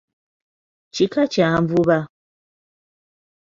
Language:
Ganda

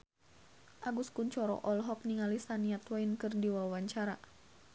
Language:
Sundanese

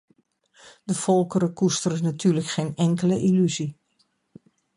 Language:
Dutch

